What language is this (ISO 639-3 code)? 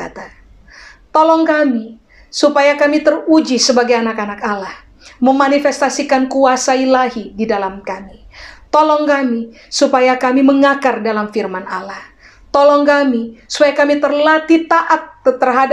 ind